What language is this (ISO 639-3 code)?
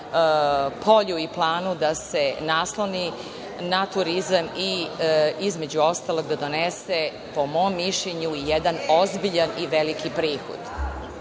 srp